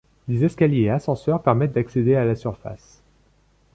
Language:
French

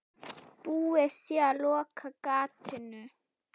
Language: Icelandic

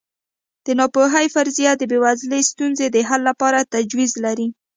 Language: Pashto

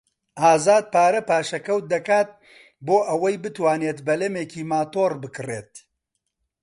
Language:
Central Kurdish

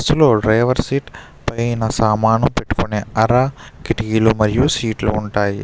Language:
Telugu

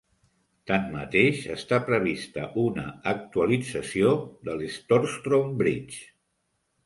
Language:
Catalan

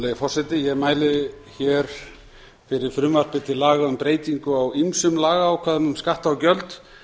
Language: Icelandic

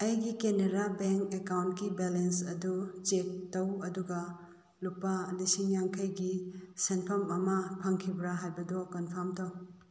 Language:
Manipuri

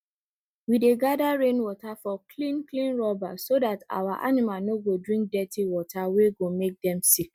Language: Nigerian Pidgin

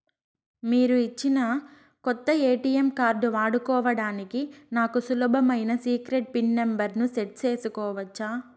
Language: Telugu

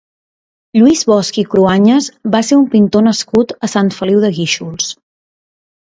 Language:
Catalan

